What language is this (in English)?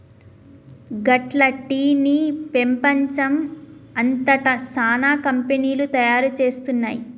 Telugu